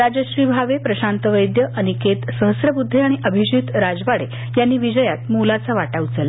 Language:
Marathi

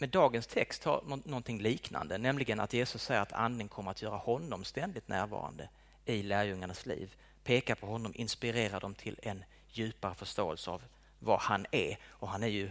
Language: Swedish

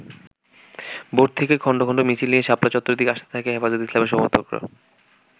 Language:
Bangla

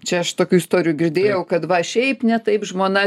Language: Lithuanian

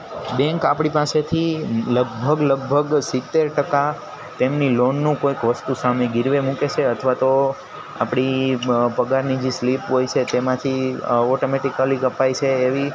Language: Gujarati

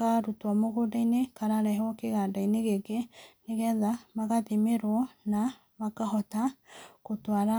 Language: Kikuyu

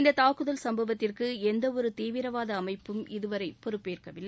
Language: Tamil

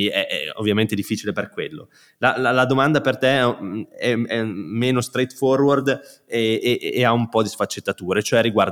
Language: Italian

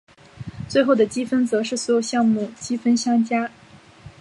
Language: Chinese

